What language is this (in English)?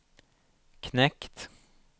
Swedish